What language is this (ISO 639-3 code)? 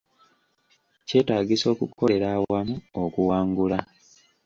lug